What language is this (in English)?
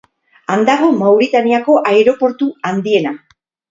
Basque